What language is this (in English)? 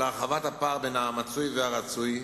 Hebrew